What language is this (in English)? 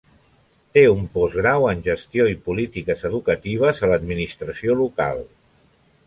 Catalan